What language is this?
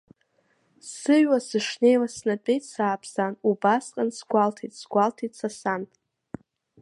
Abkhazian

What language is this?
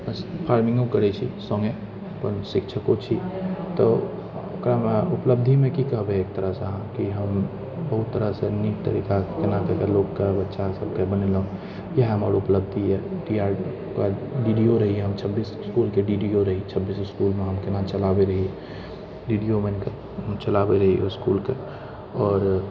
Maithili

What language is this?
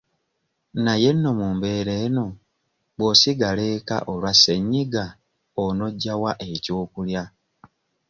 Ganda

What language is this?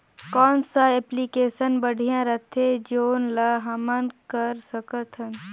Chhattisgarhi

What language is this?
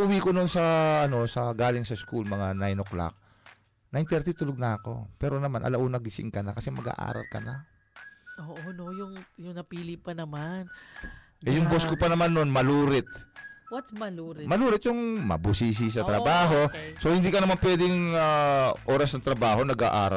Filipino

